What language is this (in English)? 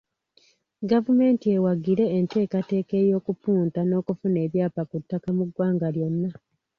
Ganda